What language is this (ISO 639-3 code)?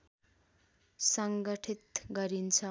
nep